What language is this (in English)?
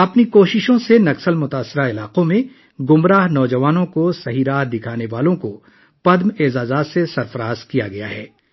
Urdu